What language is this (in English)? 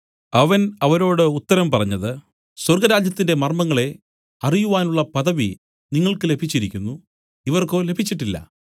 Malayalam